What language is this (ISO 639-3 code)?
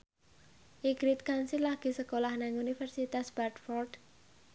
jav